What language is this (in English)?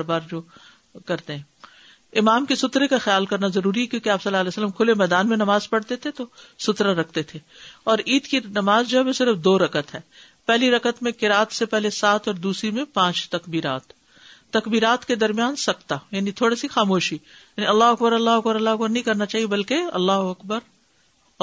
Urdu